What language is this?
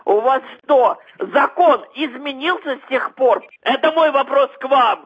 Russian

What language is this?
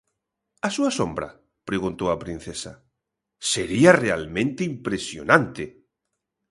Galician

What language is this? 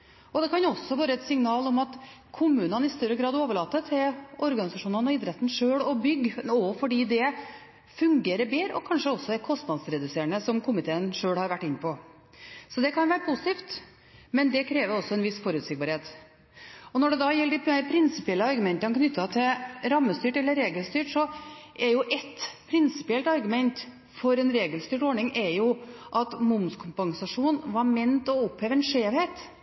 Norwegian Bokmål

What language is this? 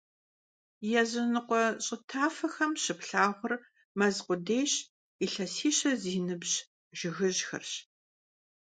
Kabardian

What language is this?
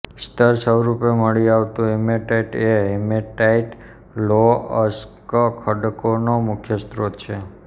Gujarati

